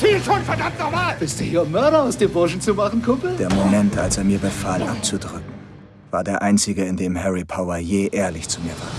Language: German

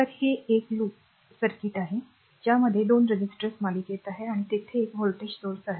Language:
Marathi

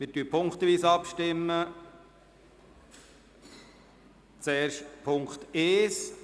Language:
Swiss German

